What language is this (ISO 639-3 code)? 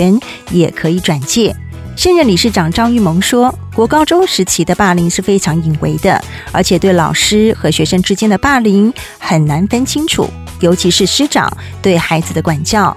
zho